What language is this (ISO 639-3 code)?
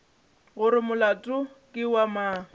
nso